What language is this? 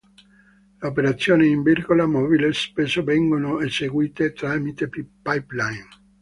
Italian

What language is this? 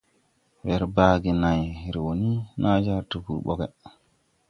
Tupuri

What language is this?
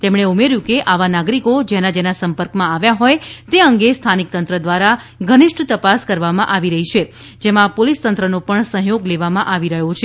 Gujarati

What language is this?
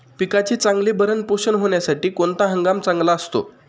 Marathi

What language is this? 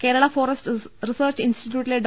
Malayalam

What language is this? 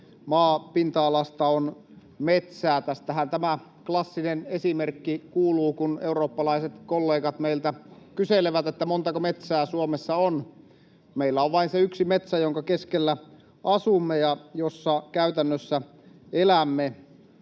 Finnish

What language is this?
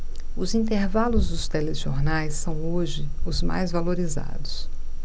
Portuguese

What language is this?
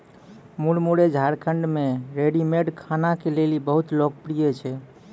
Maithili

